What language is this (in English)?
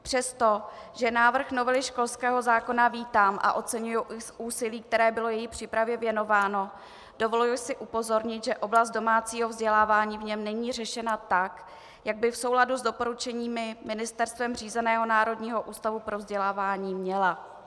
Czech